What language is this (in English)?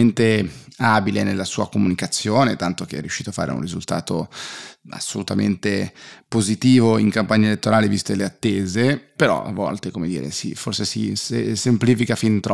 Italian